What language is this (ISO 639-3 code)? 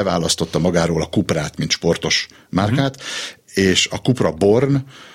hun